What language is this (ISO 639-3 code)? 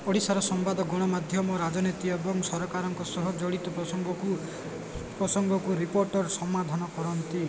ori